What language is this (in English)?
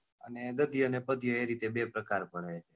Gujarati